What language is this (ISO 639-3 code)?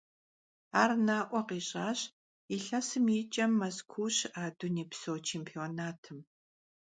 kbd